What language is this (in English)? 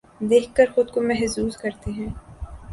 Urdu